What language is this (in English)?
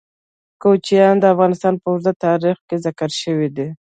Pashto